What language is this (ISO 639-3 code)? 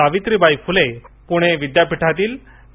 mar